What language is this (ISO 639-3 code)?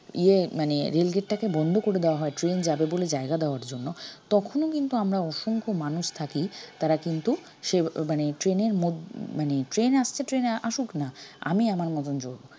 ben